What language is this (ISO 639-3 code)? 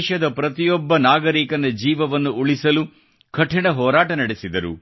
kan